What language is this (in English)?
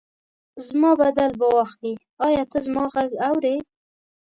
Pashto